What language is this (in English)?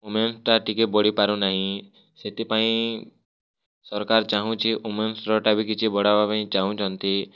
Odia